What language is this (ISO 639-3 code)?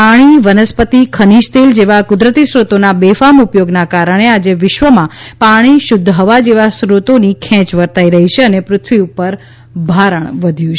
guj